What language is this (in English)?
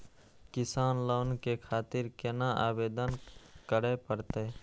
Maithili